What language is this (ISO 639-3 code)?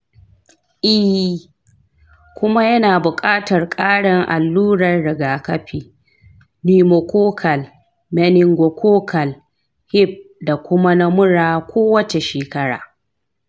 hau